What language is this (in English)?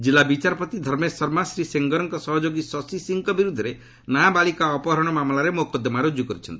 Odia